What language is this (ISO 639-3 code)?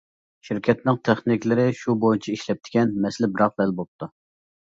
uig